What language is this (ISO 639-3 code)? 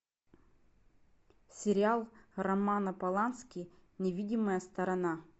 rus